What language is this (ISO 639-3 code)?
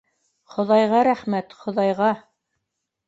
bak